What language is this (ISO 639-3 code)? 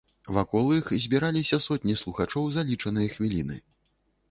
bel